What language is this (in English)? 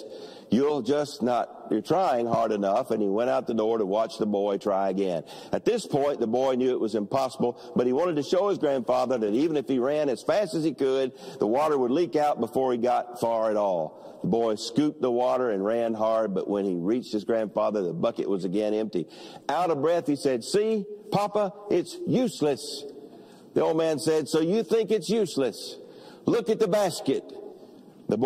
English